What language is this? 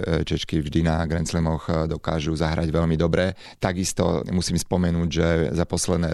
Slovak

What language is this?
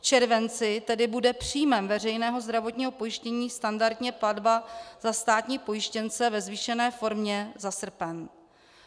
Czech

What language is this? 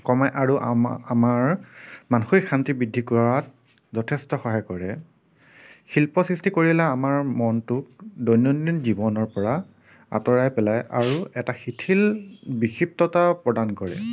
Assamese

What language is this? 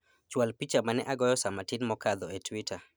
Luo (Kenya and Tanzania)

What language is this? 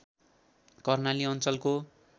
Nepali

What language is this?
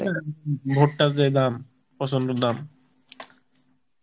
Bangla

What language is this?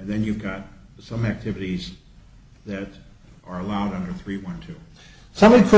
English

